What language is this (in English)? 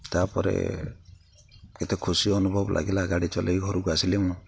Odia